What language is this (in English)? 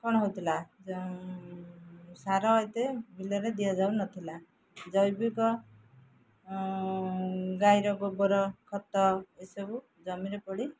Odia